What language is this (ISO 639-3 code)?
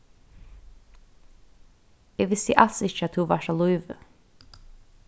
fao